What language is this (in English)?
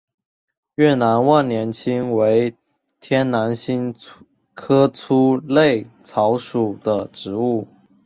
Chinese